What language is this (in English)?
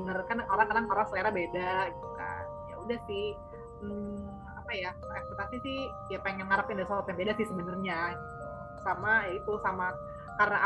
Indonesian